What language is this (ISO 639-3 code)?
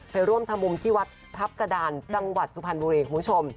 tha